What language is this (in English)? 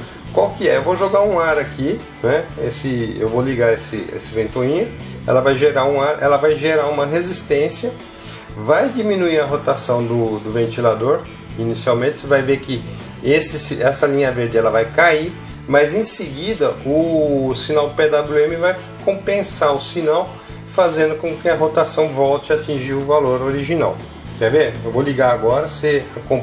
Portuguese